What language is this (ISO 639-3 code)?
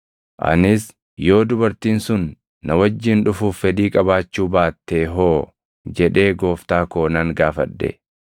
orm